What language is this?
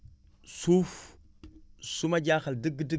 Wolof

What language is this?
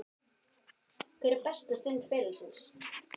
Icelandic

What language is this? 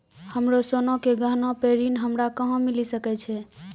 Maithili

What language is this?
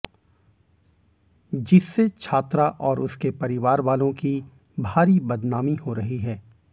Hindi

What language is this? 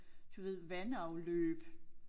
Danish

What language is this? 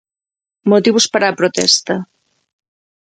Galician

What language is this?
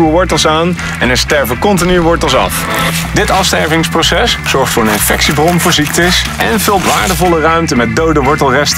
Dutch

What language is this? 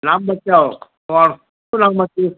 Gujarati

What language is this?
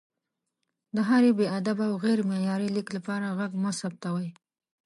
Pashto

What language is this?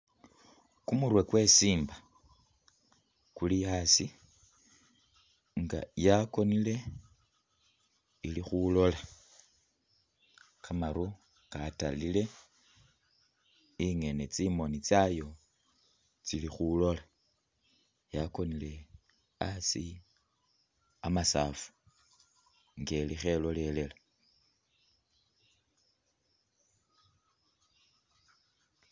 Masaaba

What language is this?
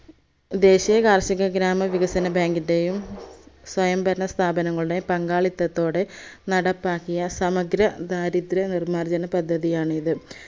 Malayalam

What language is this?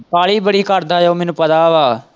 Punjabi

